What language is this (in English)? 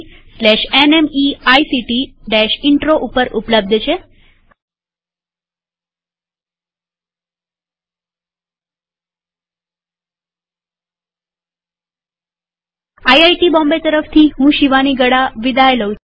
Gujarati